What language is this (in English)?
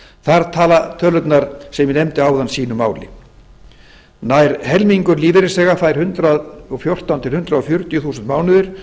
Icelandic